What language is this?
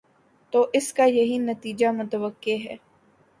Urdu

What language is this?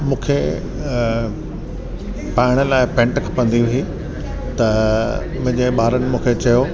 Sindhi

